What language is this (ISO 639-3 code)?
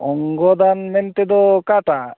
sat